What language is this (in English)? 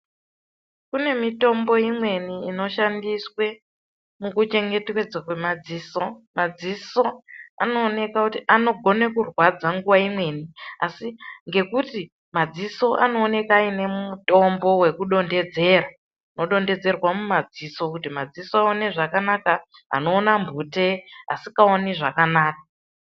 Ndau